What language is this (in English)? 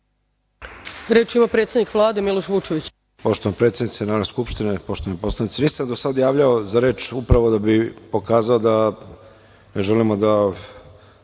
Serbian